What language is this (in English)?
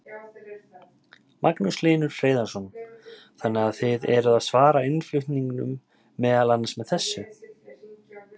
Icelandic